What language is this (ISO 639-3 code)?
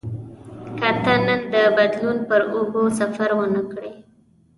pus